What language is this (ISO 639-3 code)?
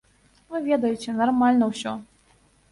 bel